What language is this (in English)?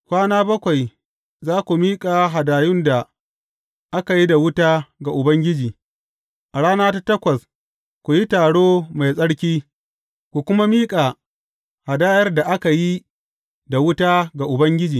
Hausa